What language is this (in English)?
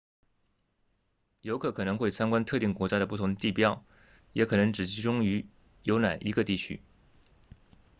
Chinese